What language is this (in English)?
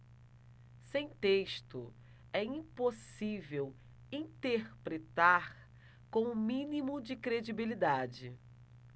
Portuguese